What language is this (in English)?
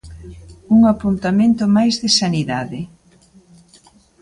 Galician